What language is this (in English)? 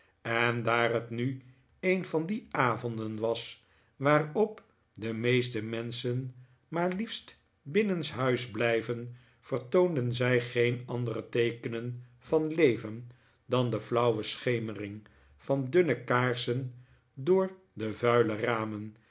Dutch